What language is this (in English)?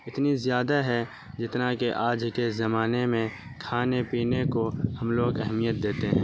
Urdu